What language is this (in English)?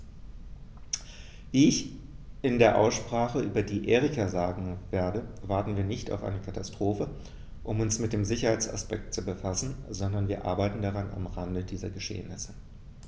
German